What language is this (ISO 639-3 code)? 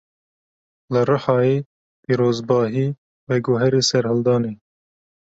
kur